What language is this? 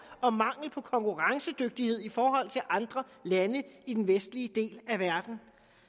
Danish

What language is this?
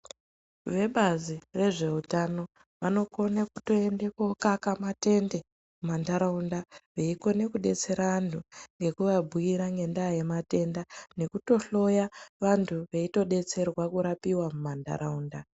Ndau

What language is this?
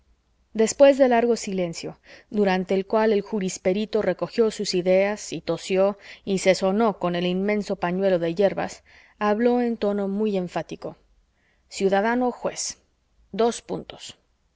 Spanish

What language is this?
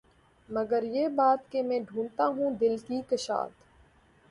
Urdu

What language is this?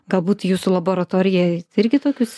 Lithuanian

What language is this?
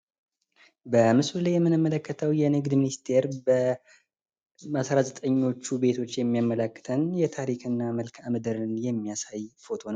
Amharic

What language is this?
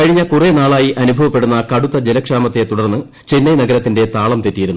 Malayalam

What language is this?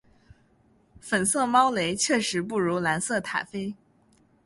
Chinese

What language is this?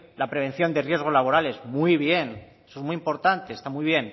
Spanish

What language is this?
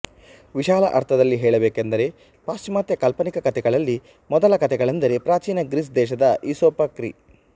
Kannada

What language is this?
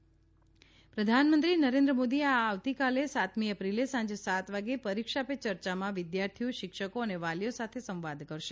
Gujarati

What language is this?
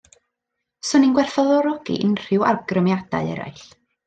Welsh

